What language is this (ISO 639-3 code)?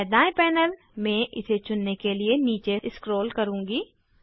hin